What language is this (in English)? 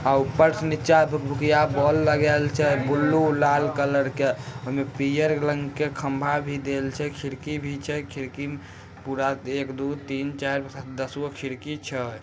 Magahi